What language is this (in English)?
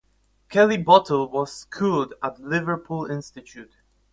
English